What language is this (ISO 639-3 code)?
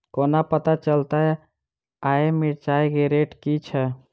mai